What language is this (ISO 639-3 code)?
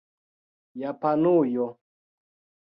epo